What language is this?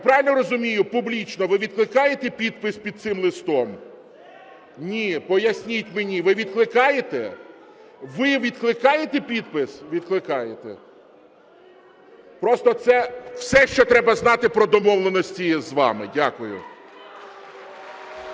Ukrainian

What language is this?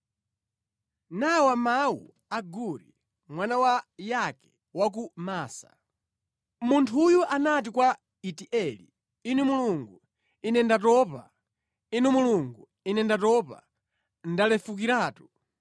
Nyanja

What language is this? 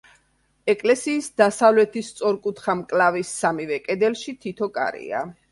Georgian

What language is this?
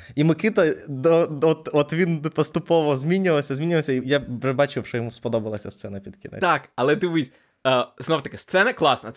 Ukrainian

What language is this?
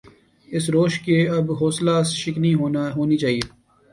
Urdu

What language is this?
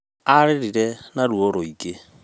Kikuyu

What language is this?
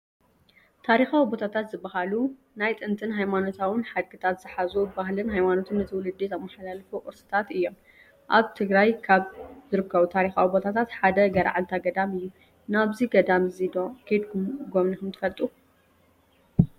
Tigrinya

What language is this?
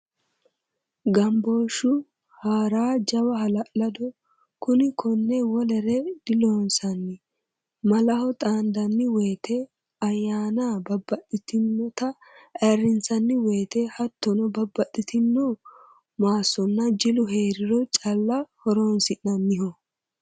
Sidamo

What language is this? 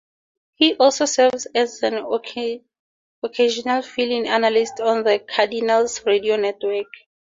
English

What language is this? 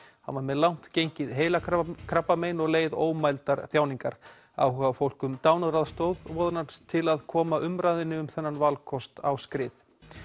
Icelandic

